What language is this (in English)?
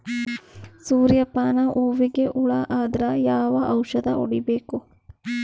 Kannada